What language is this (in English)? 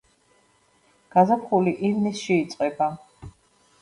Georgian